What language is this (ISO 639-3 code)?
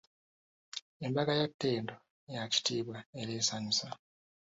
lug